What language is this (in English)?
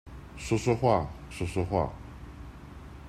Chinese